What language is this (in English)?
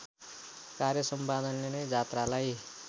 Nepali